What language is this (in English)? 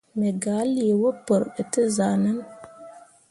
Mundang